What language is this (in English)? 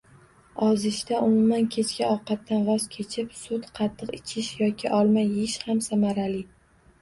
Uzbek